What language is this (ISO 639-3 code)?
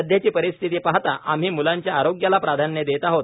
mar